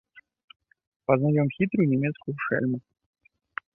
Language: Belarusian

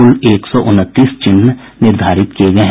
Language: Hindi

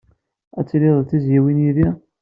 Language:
Kabyle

